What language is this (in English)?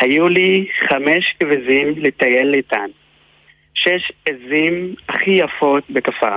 Hebrew